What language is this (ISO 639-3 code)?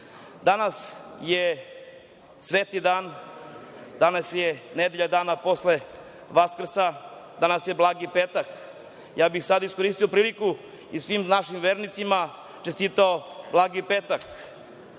srp